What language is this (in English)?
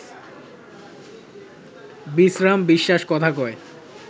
Bangla